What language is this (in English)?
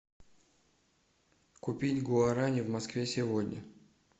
Russian